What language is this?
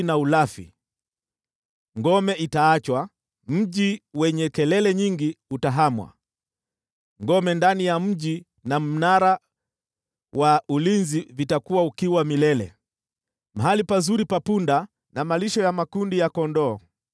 Swahili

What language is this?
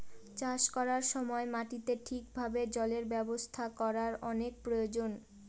Bangla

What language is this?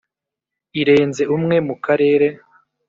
Kinyarwanda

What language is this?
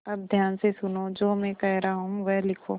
Hindi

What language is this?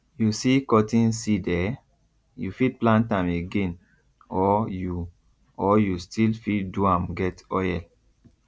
Nigerian Pidgin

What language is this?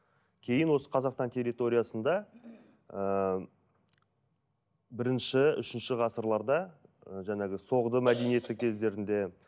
Kazakh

